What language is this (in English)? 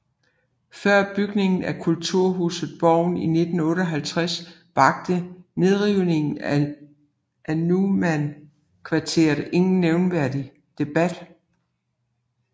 Danish